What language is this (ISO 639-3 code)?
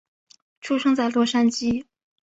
zho